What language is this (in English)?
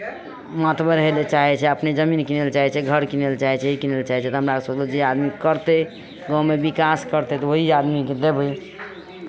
Maithili